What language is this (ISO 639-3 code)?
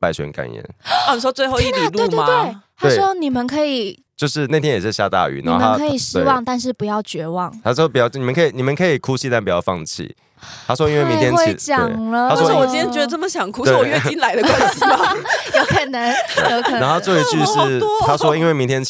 zho